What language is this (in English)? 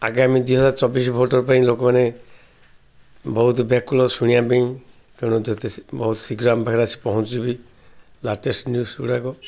Odia